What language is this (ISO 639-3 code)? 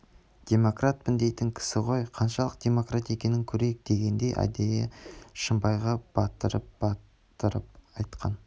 kaz